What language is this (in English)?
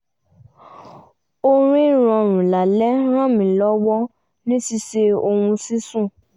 Yoruba